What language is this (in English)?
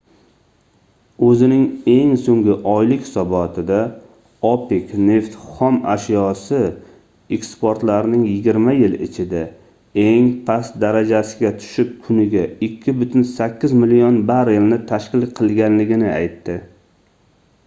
Uzbek